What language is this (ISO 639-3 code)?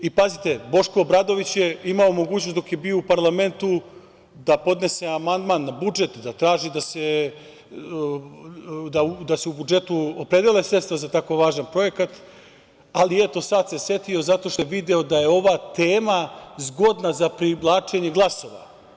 srp